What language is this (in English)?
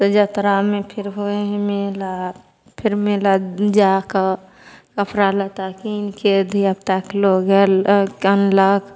Maithili